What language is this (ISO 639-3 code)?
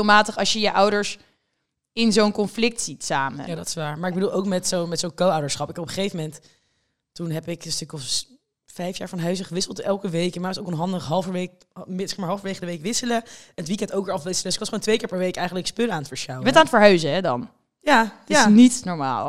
nld